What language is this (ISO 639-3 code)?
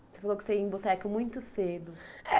por